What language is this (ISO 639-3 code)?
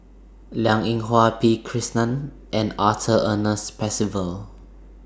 eng